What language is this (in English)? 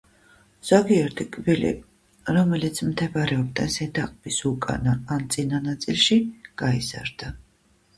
Georgian